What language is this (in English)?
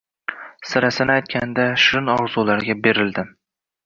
Uzbek